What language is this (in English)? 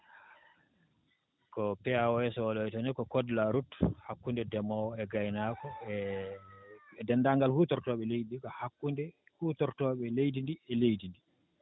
Fula